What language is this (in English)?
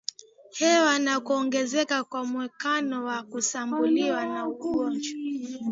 Swahili